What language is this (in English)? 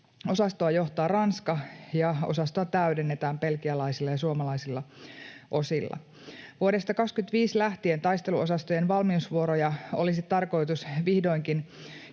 Finnish